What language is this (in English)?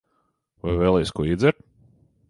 Latvian